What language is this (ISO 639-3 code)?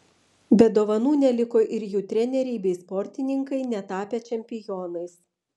lit